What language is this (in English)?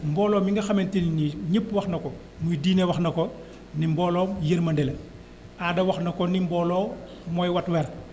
Wolof